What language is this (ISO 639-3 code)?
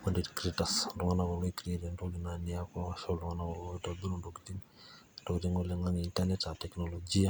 mas